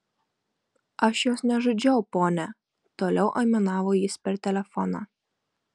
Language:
Lithuanian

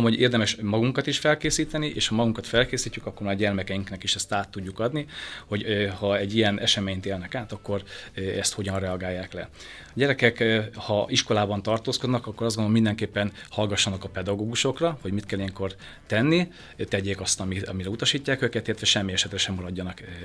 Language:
Hungarian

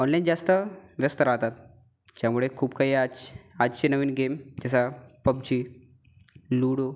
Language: Marathi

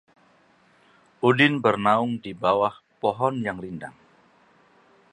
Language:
Indonesian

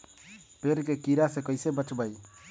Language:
Magahi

